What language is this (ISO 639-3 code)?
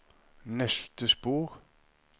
nor